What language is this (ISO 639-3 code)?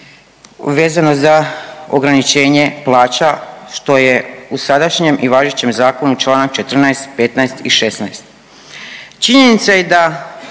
hrv